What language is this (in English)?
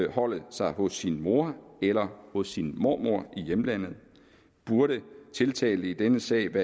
Danish